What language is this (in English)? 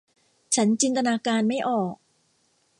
Thai